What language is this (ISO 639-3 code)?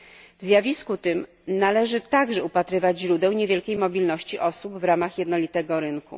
pol